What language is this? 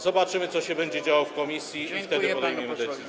Polish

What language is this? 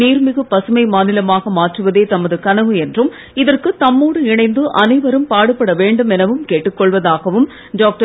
Tamil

